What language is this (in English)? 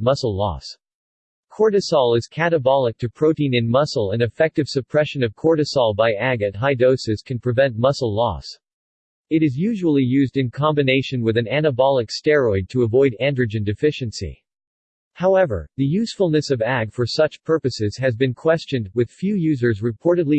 English